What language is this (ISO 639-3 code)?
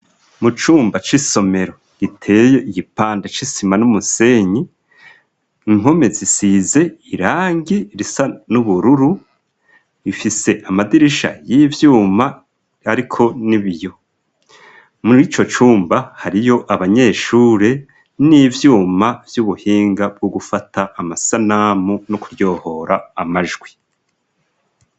run